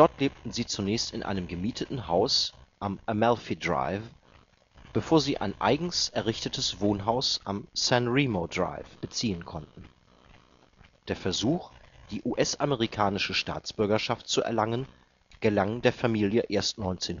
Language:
German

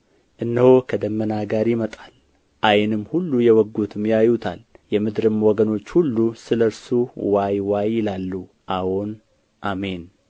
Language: Amharic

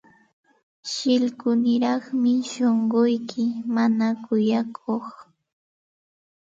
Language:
Santa Ana de Tusi Pasco Quechua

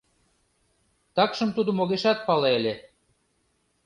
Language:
Mari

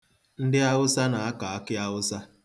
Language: Igbo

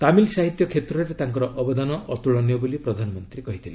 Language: Odia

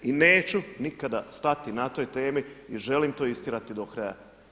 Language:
Croatian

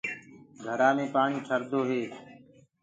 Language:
Gurgula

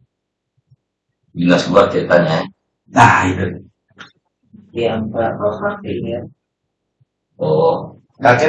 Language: Indonesian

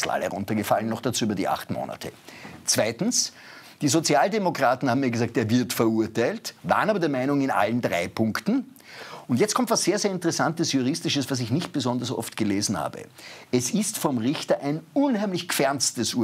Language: German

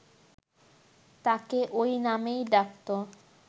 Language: Bangla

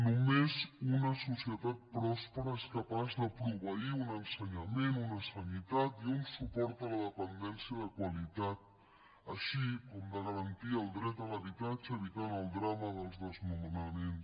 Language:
Catalan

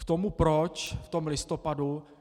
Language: Czech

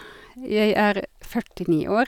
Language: Norwegian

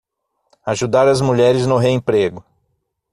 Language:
Portuguese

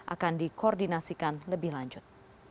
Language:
Indonesian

